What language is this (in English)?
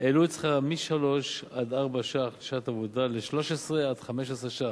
Hebrew